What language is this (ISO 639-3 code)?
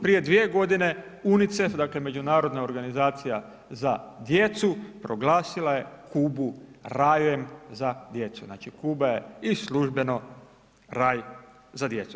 hrv